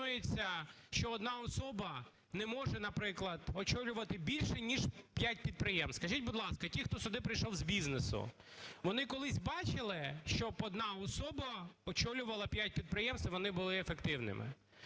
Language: Ukrainian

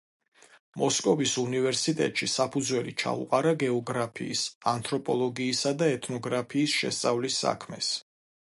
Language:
Georgian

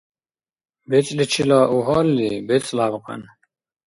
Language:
Dargwa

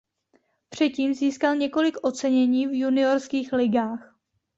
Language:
Czech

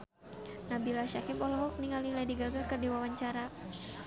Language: Sundanese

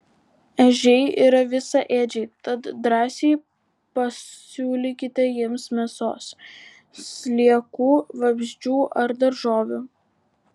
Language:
Lithuanian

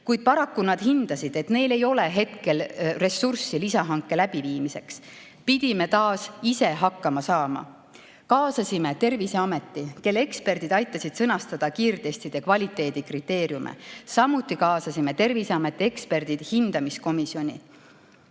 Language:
Estonian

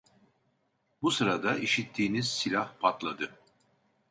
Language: Turkish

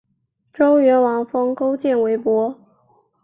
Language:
Chinese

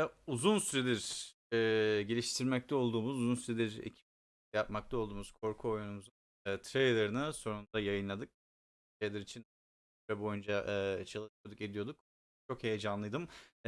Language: Turkish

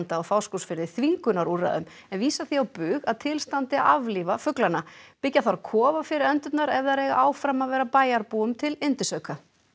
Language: Icelandic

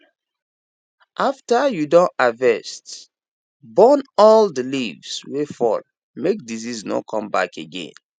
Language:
Nigerian Pidgin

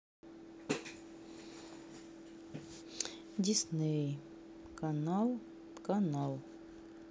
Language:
Russian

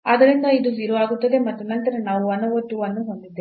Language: Kannada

